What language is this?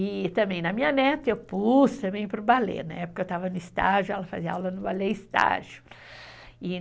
Portuguese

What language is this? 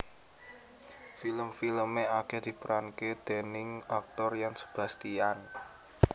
Javanese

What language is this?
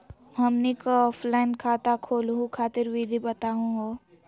Magahi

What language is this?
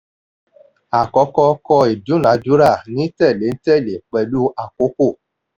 Yoruba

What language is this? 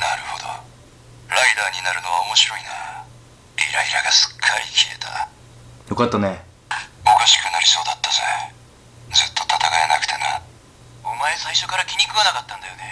Japanese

